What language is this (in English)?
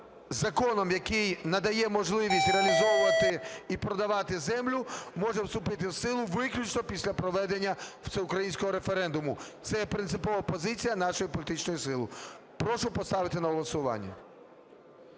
Ukrainian